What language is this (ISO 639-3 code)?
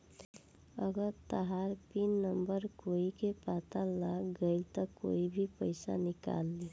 bho